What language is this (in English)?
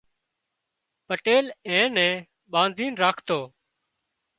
Wadiyara Koli